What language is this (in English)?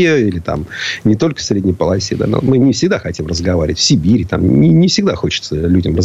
Russian